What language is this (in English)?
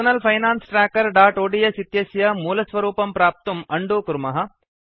Sanskrit